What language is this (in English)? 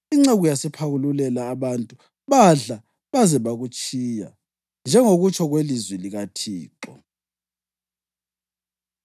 North Ndebele